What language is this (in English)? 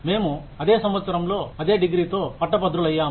Telugu